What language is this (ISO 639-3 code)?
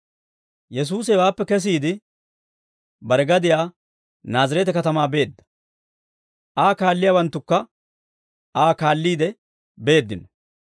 dwr